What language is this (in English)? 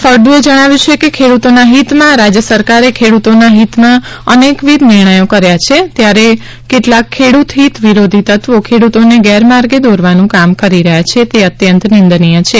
Gujarati